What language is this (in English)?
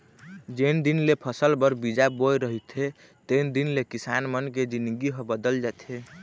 Chhattisgarhi